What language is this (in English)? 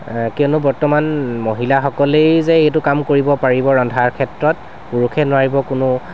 Assamese